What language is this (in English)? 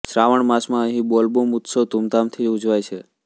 Gujarati